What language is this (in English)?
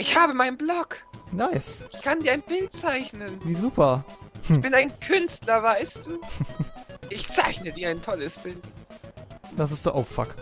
German